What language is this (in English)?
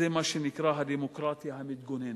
Hebrew